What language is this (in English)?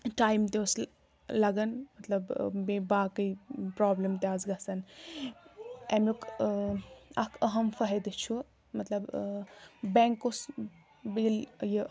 Kashmiri